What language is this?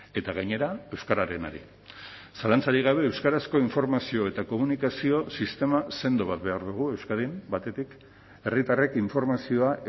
Basque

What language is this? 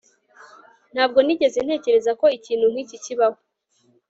Kinyarwanda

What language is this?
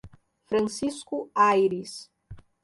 Portuguese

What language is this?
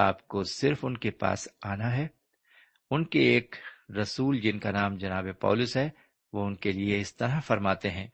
Urdu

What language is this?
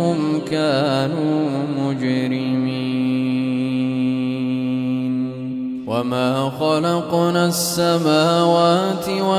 Arabic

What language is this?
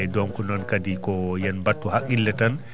Fula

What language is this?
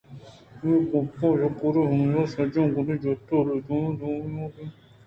Eastern Balochi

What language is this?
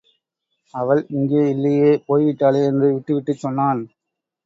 Tamil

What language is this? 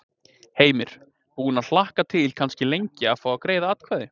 Icelandic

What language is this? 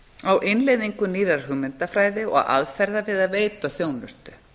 Icelandic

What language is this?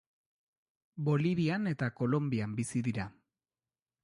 Basque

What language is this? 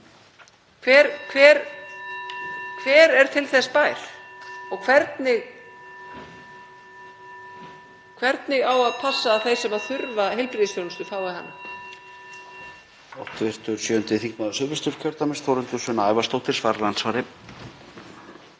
Icelandic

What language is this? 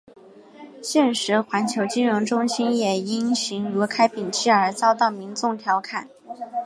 Chinese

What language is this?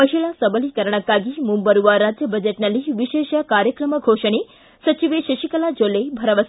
Kannada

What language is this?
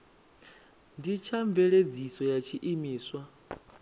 Venda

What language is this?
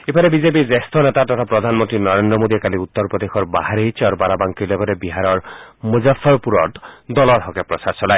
Assamese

